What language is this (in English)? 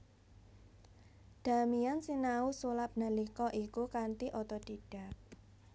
Javanese